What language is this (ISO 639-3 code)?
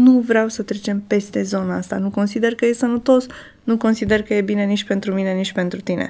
ron